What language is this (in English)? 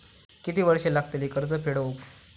Marathi